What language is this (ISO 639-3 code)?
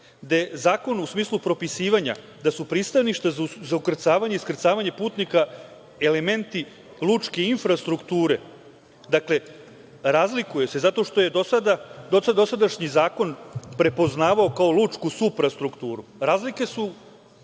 srp